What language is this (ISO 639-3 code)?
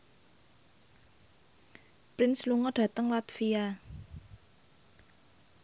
jav